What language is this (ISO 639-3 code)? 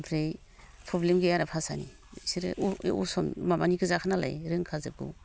brx